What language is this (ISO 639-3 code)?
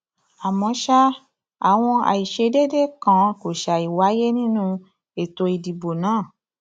yor